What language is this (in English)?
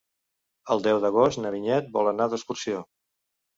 Catalan